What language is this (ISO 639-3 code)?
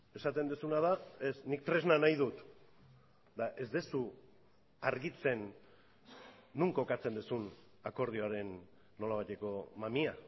eus